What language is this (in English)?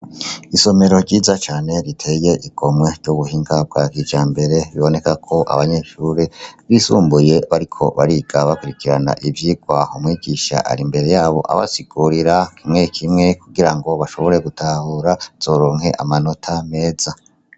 Rundi